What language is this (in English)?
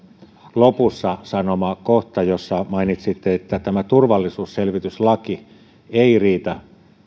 Finnish